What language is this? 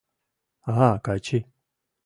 Mari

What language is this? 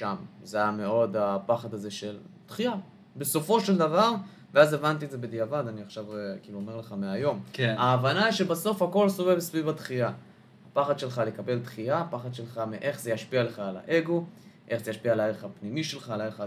Hebrew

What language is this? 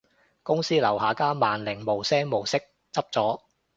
Cantonese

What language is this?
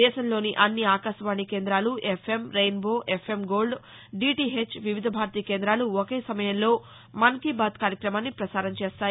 Telugu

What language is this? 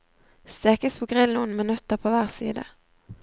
Norwegian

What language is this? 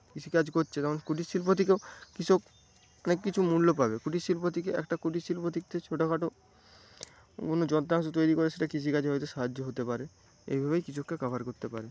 Bangla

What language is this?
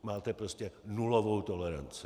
Czech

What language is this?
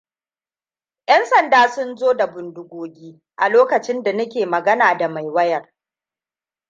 Hausa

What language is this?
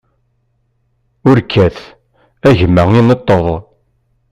Kabyle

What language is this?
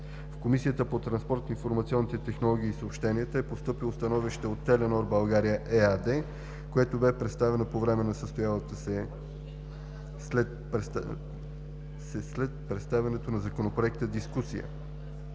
Bulgarian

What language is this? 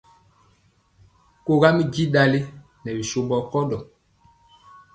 Mpiemo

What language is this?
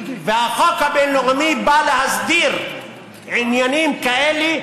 Hebrew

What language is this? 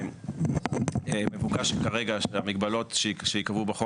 Hebrew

